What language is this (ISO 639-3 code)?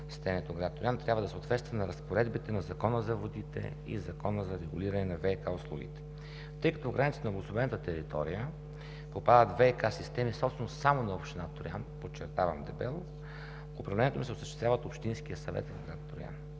bul